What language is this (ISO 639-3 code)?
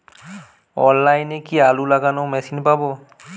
ben